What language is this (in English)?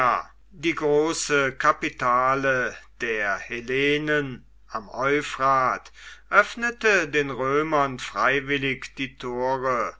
German